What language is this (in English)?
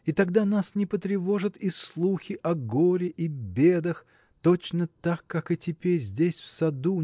Russian